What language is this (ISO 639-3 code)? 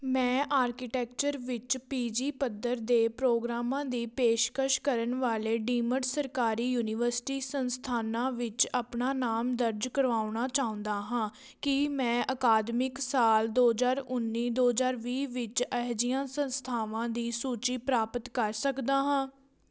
pan